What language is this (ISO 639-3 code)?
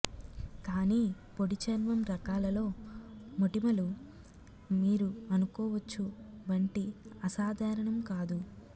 tel